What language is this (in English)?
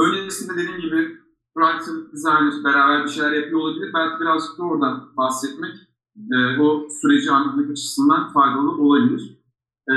Turkish